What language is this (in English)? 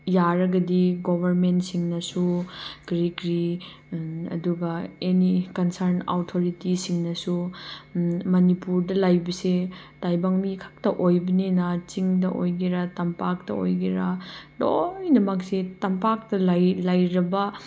Manipuri